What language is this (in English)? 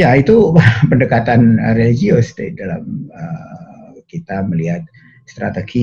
Indonesian